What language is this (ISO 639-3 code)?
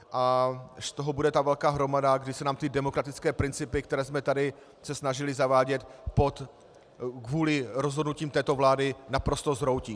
ces